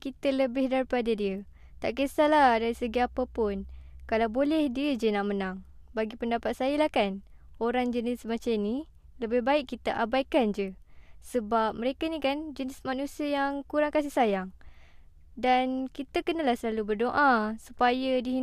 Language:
Malay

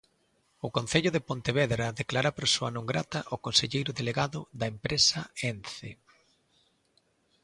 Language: Galician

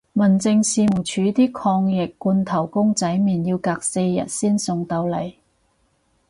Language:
Cantonese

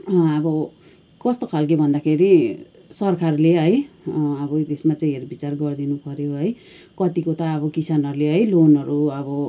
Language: Nepali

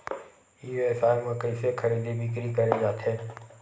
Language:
Chhattisgarhi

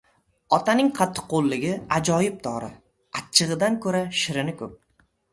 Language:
Uzbek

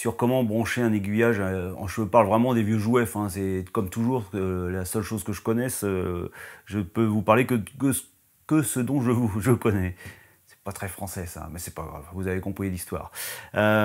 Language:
French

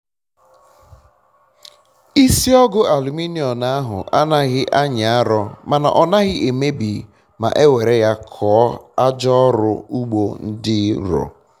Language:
Igbo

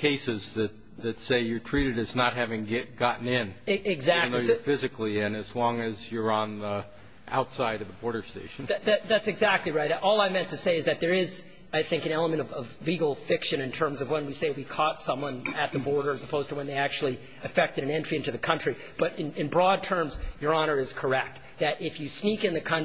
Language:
English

